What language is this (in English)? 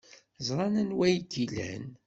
Kabyle